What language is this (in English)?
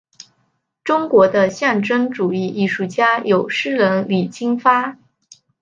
Chinese